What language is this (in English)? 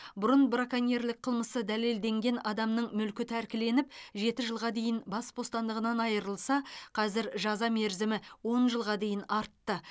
Kazakh